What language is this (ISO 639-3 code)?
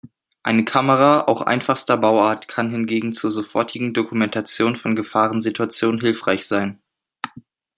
deu